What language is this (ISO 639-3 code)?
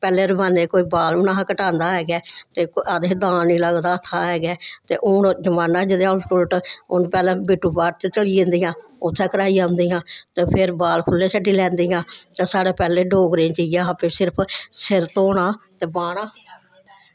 doi